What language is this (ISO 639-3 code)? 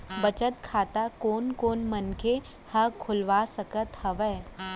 hne